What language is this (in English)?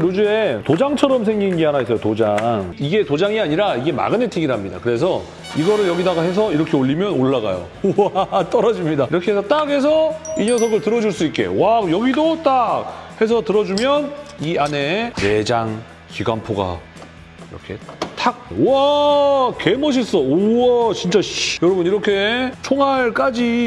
Korean